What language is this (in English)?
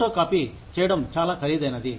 Telugu